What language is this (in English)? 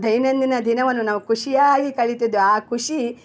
Kannada